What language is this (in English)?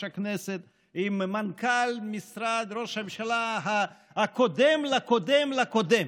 Hebrew